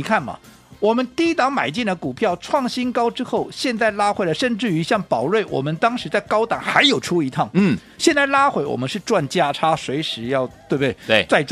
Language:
Chinese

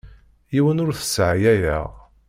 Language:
Kabyle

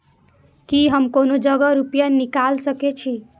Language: Maithili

